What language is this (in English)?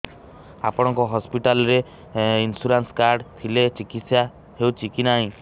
Odia